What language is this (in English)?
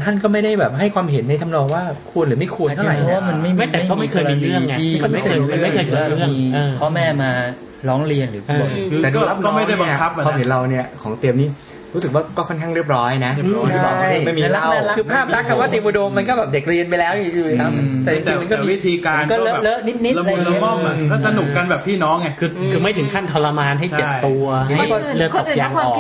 Thai